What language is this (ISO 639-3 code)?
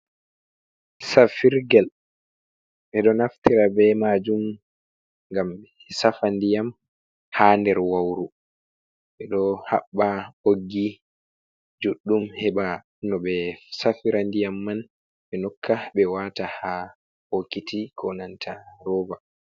ful